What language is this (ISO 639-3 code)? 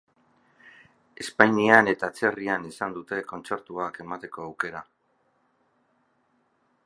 eus